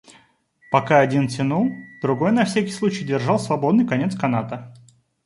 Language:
Russian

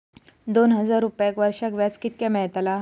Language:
Marathi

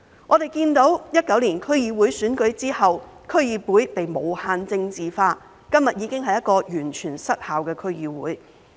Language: Cantonese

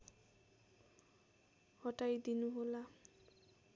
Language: Nepali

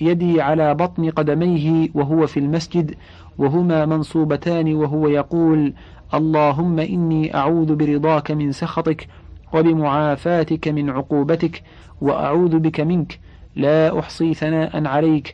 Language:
Arabic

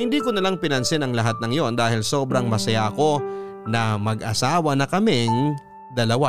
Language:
Filipino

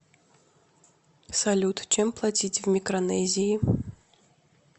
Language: Russian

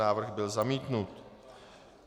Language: Czech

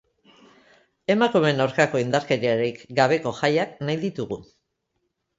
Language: Basque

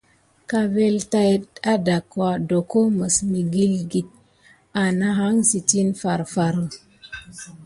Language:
Gidar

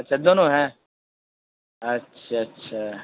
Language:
Urdu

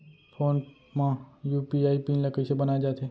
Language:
Chhattisgarhi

